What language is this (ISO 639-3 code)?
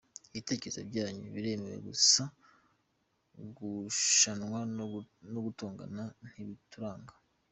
kin